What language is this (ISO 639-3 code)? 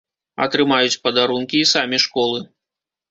bel